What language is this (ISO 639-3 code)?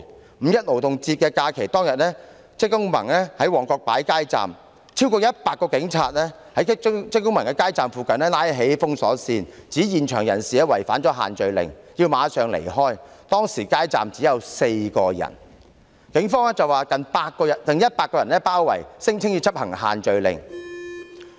yue